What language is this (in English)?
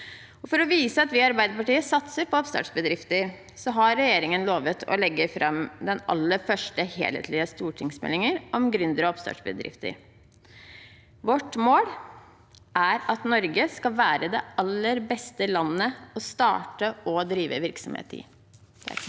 Norwegian